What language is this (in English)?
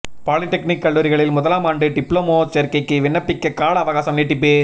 Tamil